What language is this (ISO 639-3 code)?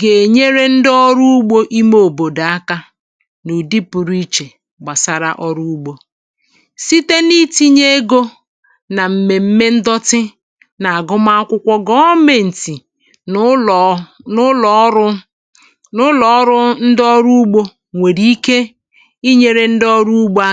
ibo